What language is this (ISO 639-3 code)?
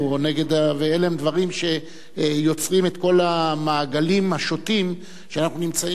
heb